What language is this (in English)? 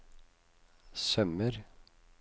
Norwegian